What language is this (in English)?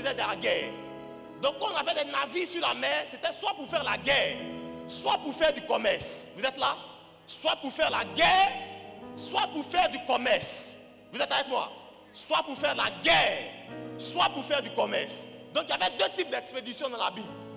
French